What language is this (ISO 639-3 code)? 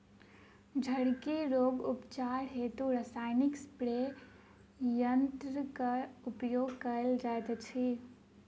mai